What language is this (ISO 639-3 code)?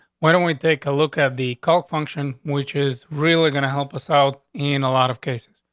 eng